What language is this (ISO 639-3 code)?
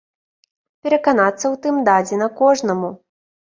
bel